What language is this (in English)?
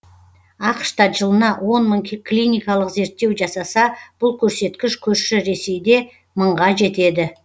Kazakh